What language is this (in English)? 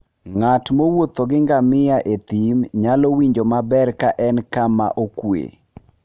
Luo (Kenya and Tanzania)